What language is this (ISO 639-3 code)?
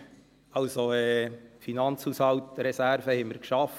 gsw